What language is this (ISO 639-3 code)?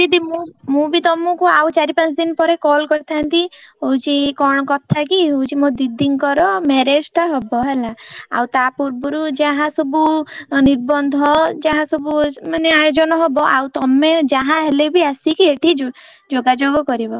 ori